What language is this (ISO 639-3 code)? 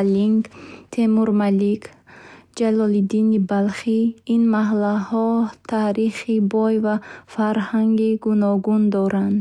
bhh